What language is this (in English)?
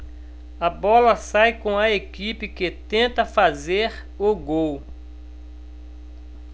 Portuguese